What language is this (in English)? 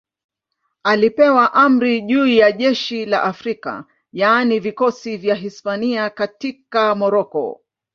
Swahili